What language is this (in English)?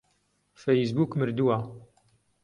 Central Kurdish